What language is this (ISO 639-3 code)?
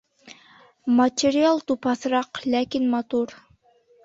bak